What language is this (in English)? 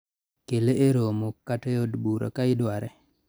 Luo (Kenya and Tanzania)